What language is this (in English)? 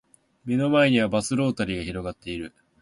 Japanese